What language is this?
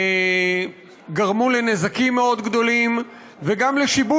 Hebrew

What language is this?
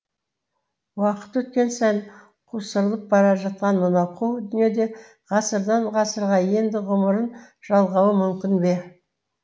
Kazakh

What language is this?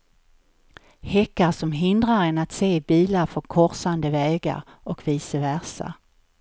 Swedish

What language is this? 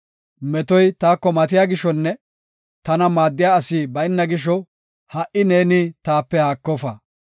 Gofa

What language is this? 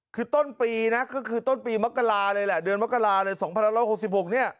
Thai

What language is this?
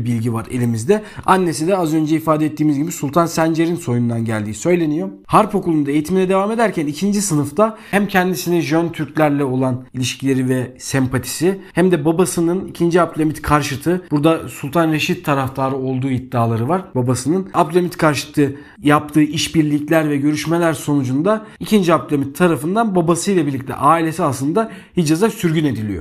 Turkish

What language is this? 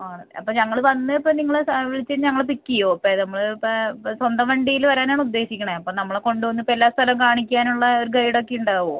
Malayalam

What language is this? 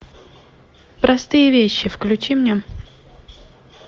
Russian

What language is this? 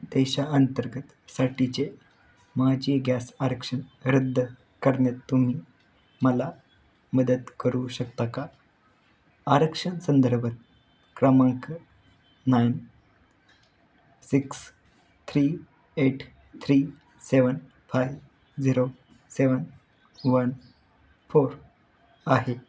Marathi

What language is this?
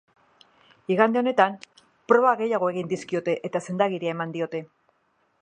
Basque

